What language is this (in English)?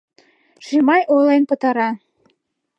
Mari